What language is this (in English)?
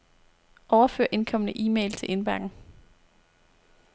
Danish